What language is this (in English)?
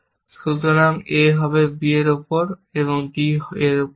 Bangla